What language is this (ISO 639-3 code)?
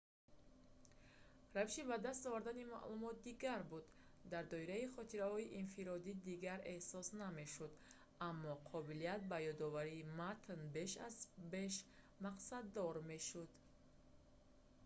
tgk